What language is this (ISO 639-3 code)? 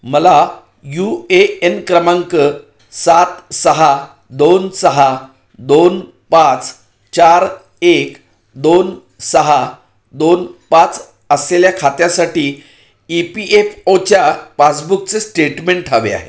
mar